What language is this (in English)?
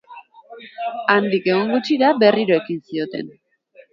Basque